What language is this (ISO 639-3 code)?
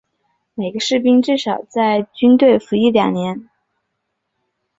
zho